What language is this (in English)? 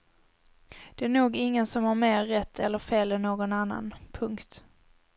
Swedish